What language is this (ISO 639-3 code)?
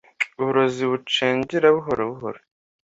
kin